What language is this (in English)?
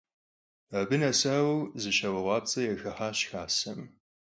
Kabardian